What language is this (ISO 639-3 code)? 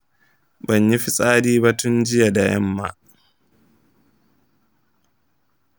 hau